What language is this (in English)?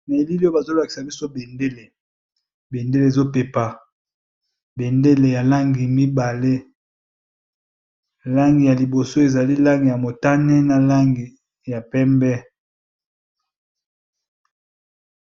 Lingala